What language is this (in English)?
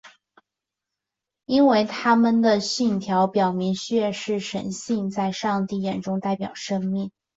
Chinese